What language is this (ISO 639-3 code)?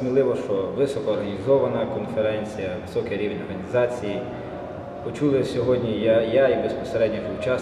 ukr